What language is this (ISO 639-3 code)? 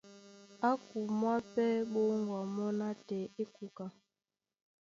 dua